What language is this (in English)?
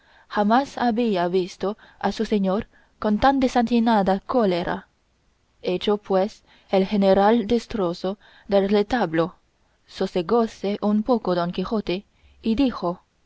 Spanish